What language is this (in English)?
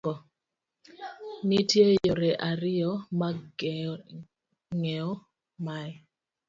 Luo (Kenya and Tanzania)